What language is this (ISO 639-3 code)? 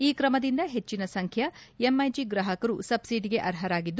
kan